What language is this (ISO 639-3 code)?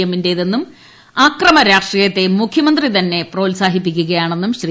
mal